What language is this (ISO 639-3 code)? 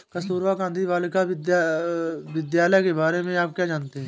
hin